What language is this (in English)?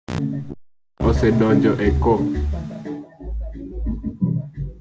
Luo (Kenya and Tanzania)